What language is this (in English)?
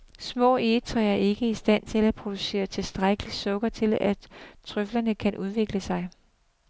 Danish